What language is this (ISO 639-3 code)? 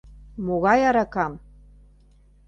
chm